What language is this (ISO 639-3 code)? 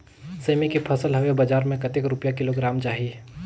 hne